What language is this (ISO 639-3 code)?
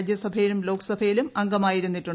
mal